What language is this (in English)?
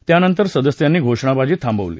Marathi